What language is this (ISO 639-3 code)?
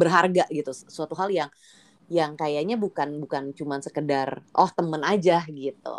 ind